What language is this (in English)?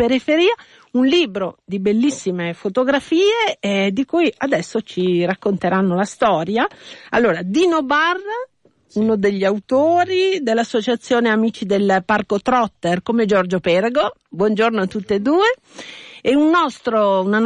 Italian